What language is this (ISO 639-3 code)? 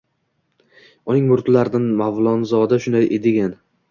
uzb